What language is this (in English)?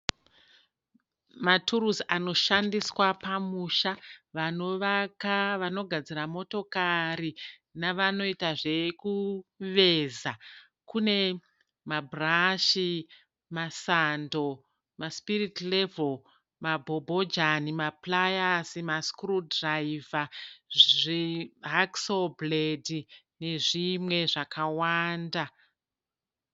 Shona